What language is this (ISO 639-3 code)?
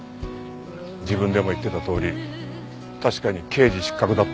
jpn